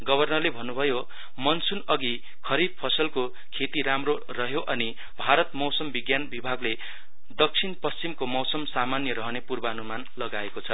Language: Nepali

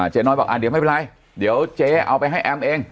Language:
Thai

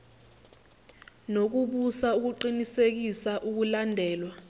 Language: Zulu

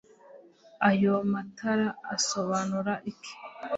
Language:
Kinyarwanda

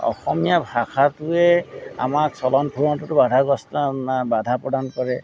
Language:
Assamese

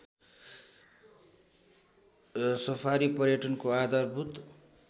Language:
Nepali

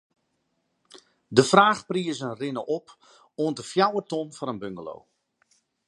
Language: Western Frisian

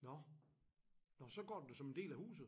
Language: Danish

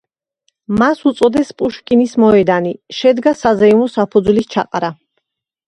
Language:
Georgian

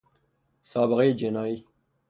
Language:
Persian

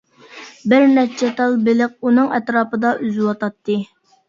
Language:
Uyghur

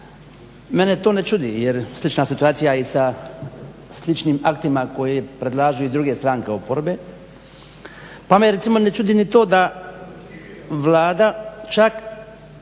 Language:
Croatian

